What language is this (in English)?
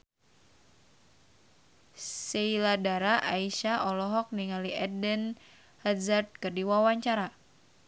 Sundanese